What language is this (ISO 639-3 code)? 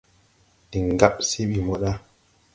tui